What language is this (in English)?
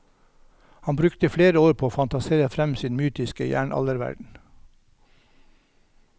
Norwegian